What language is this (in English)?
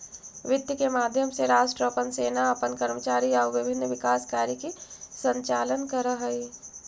Magahi